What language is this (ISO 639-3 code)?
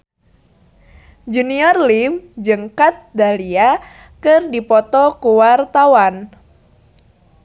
sun